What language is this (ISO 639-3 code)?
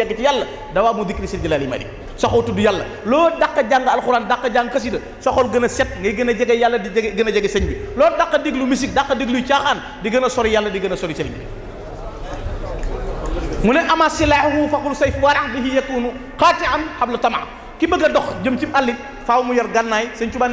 ind